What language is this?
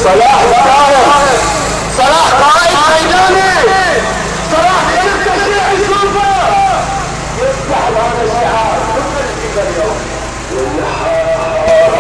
Arabic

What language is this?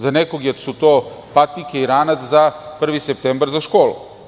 Serbian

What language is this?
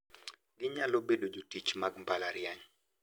Luo (Kenya and Tanzania)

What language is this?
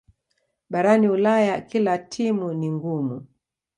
Swahili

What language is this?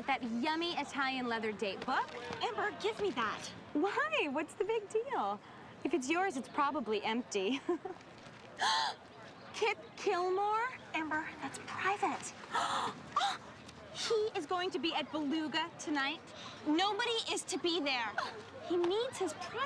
English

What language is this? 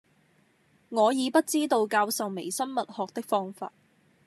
Cantonese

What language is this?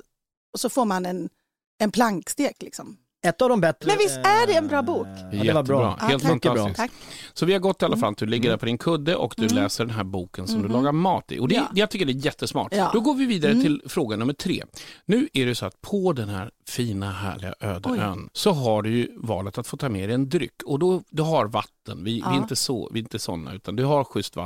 Swedish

